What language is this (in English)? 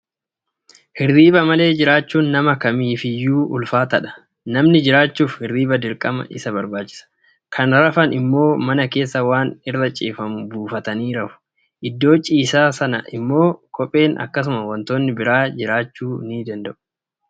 Oromo